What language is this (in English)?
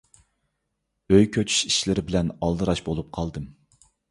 Uyghur